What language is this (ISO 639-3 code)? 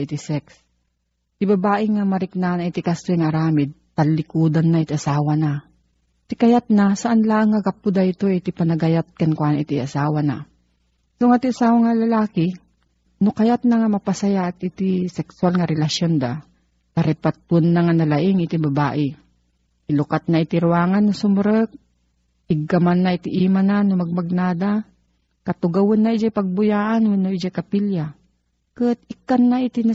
fil